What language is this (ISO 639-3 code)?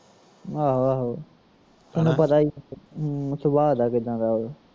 pan